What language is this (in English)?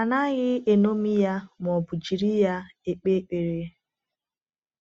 Igbo